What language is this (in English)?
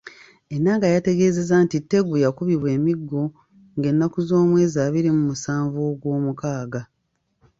Ganda